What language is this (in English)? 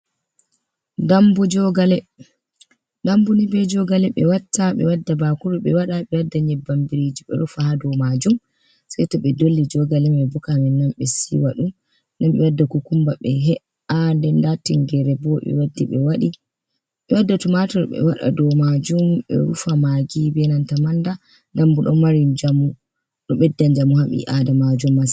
Fula